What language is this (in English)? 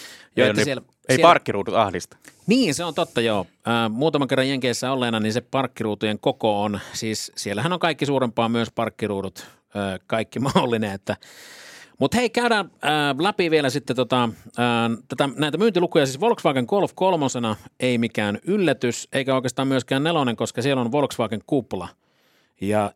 Finnish